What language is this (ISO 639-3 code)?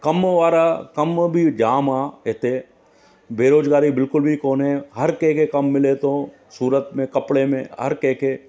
snd